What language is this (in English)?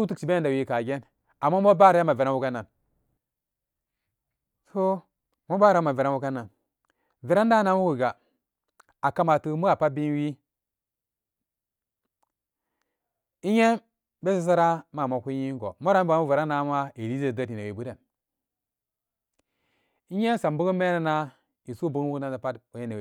Samba Daka